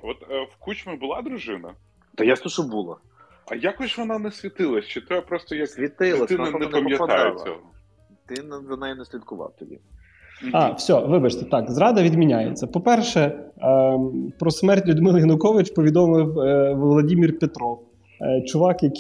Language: Ukrainian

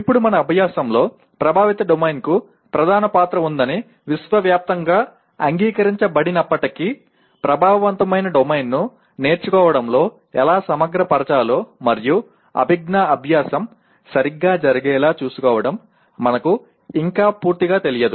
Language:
Telugu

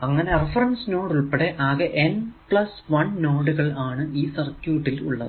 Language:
Malayalam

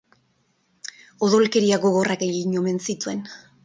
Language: Basque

